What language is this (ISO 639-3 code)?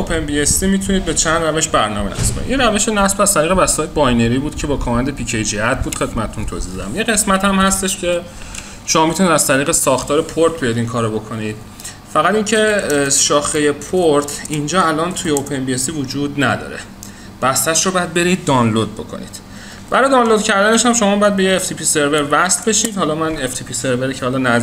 fas